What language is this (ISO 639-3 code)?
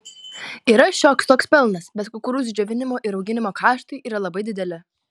lit